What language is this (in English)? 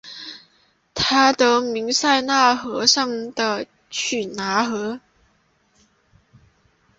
Chinese